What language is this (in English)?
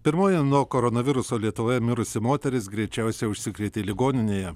Lithuanian